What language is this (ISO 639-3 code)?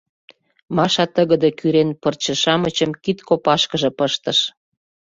chm